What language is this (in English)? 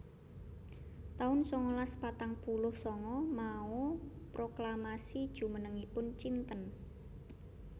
Javanese